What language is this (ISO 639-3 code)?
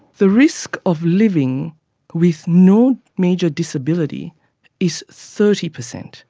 eng